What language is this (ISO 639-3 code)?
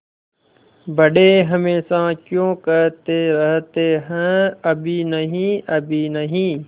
hin